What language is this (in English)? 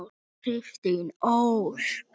Icelandic